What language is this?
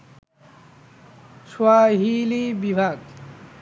Bangla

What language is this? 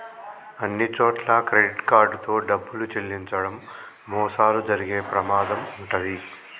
Telugu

